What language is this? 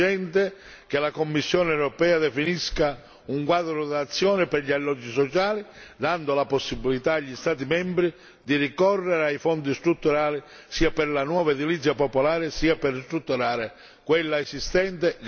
Italian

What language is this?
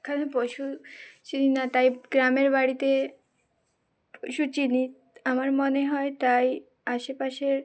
Bangla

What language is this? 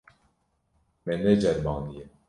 Kurdish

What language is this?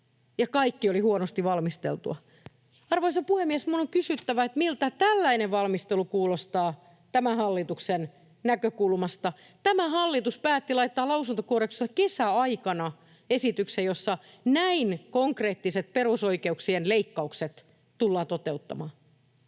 Finnish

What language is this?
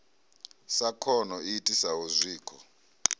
Venda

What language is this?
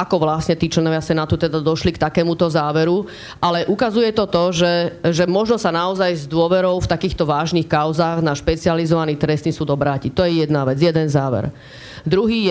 Slovak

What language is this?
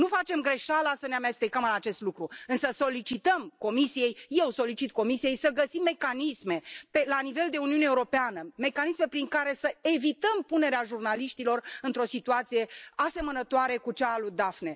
Romanian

